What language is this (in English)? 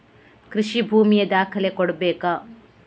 Kannada